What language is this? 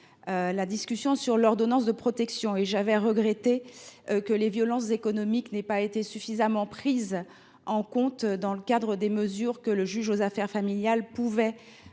French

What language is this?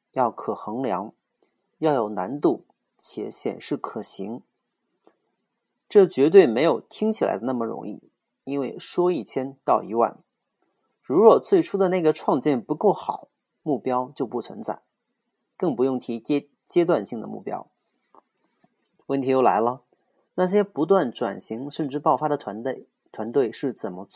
Chinese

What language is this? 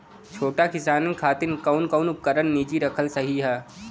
Bhojpuri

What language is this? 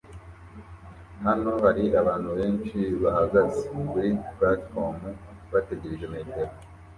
Kinyarwanda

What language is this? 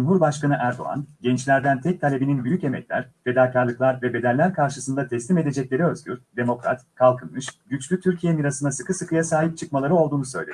Turkish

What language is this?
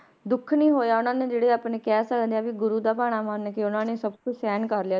Punjabi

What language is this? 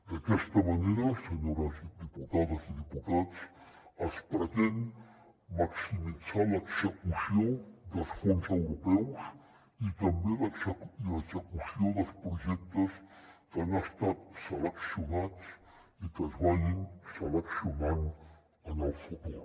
Catalan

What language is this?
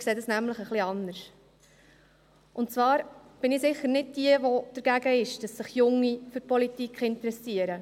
Swiss German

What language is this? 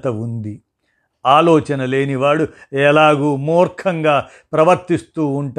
Telugu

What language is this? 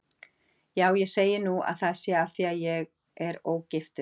Icelandic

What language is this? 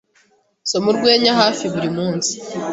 Kinyarwanda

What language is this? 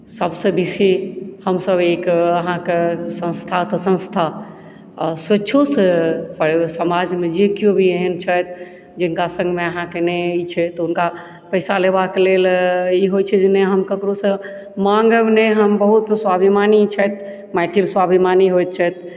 Maithili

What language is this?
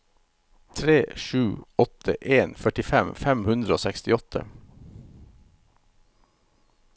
Norwegian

